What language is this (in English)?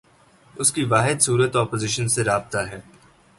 Urdu